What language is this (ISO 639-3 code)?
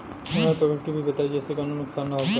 bho